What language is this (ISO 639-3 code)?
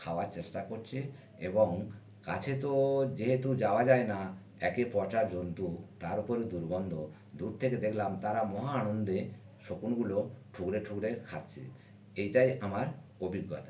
ben